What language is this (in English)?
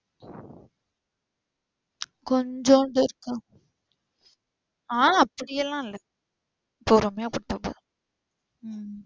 Tamil